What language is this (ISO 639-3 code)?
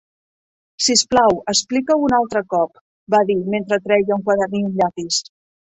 cat